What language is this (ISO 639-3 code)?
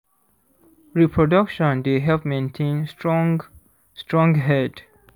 pcm